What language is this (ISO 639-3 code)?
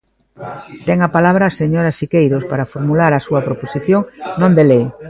glg